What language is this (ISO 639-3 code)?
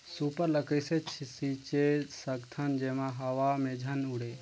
hne